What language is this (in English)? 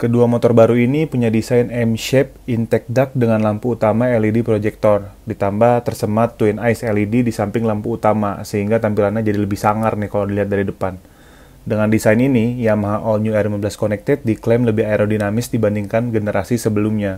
Indonesian